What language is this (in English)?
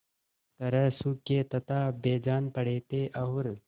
Hindi